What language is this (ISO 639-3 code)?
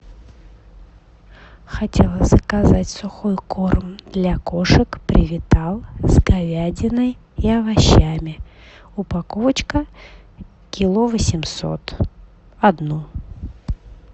rus